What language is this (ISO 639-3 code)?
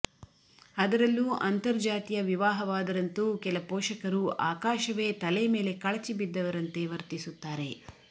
kan